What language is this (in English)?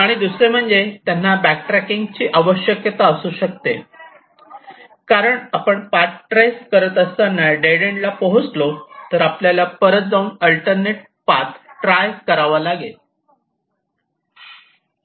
Marathi